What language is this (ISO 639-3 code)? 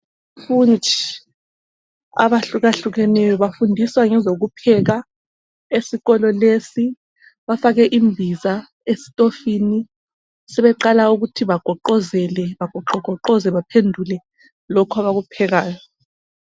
nde